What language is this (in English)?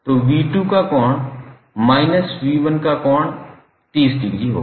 Hindi